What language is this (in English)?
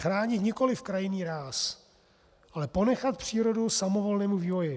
Czech